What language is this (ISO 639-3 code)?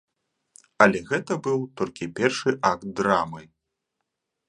bel